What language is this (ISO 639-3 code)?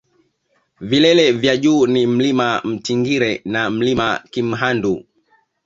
swa